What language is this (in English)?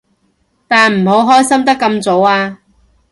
Cantonese